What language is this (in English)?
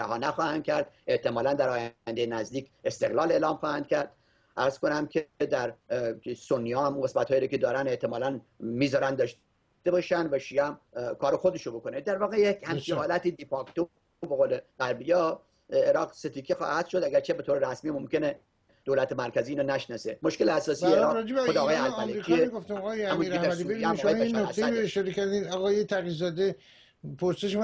Persian